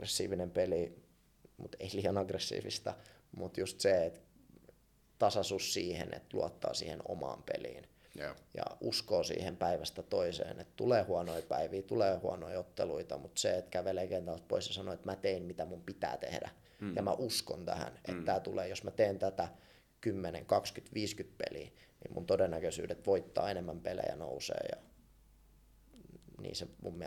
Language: Finnish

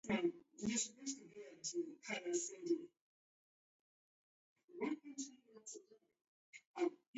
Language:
Taita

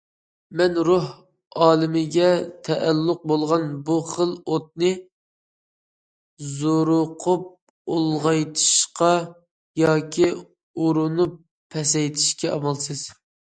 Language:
Uyghur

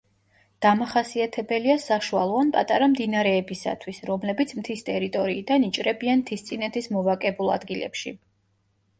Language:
Georgian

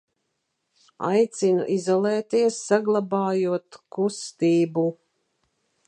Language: Latvian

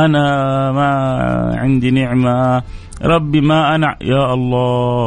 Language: Arabic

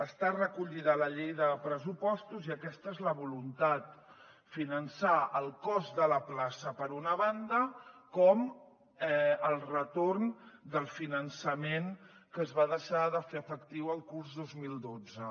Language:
Catalan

